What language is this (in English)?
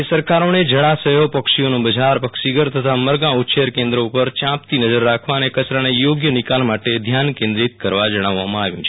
Gujarati